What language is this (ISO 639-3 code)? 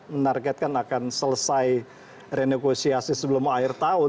ind